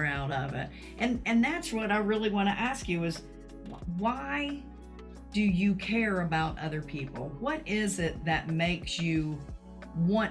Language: English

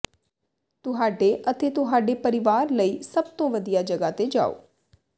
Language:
Punjabi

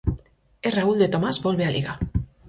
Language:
Galician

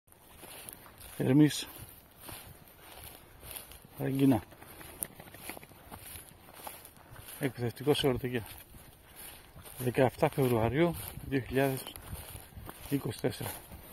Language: Greek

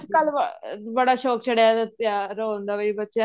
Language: Punjabi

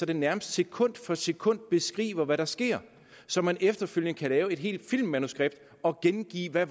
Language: Danish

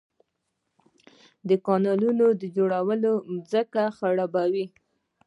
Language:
Pashto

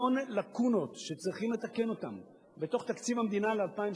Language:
Hebrew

